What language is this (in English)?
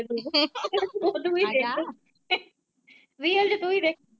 Punjabi